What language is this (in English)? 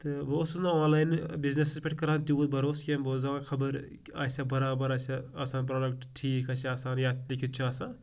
Kashmiri